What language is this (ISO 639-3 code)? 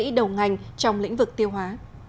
vie